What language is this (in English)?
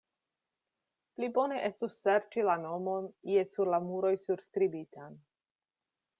Esperanto